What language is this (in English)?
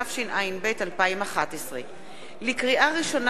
Hebrew